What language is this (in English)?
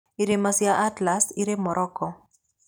Kikuyu